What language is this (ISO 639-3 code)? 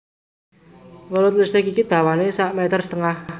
jav